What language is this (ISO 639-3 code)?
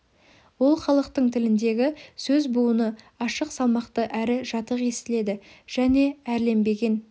kaz